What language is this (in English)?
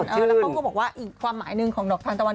Thai